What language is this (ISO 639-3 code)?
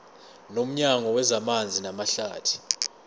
zul